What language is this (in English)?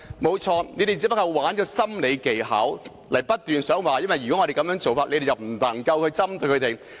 Cantonese